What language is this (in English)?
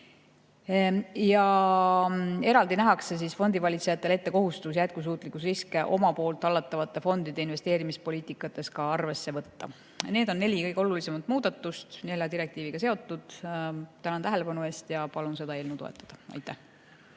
Estonian